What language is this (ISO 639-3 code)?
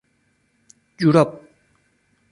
fas